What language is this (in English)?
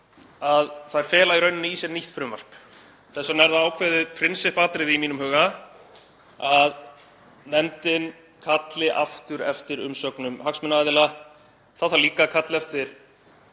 Icelandic